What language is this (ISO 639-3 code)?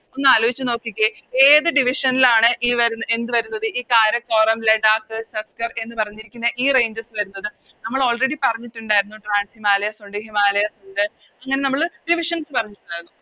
mal